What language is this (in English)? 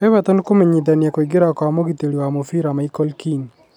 Kikuyu